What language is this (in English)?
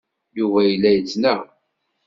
Kabyle